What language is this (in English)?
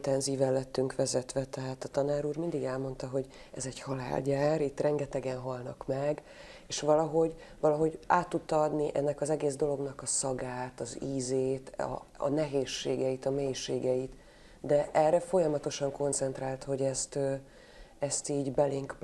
Hungarian